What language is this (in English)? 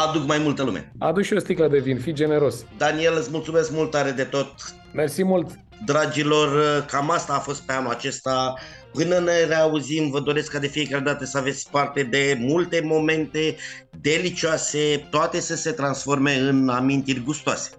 Romanian